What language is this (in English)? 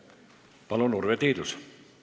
Estonian